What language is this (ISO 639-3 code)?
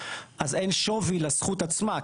heb